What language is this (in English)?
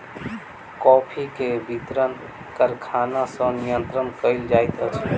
Maithili